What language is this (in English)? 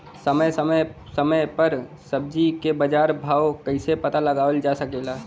Bhojpuri